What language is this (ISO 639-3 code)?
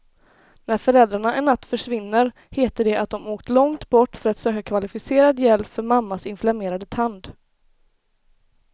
swe